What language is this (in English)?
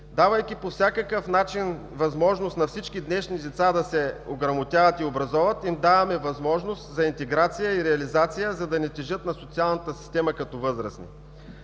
Bulgarian